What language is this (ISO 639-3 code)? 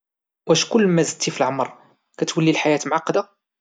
ary